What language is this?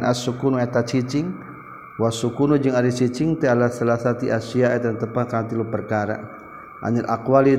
Malay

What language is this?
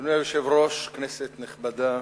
Hebrew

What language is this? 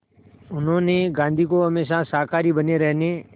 Hindi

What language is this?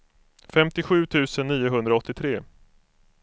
Swedish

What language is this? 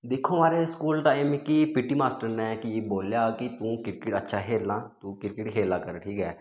Dogri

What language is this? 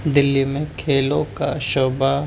Urdu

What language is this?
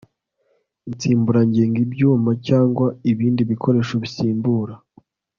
Kinyarwanda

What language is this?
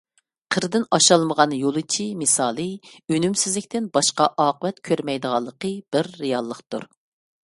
Uyghur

